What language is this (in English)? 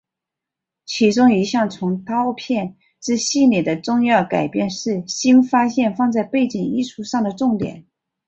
Chinese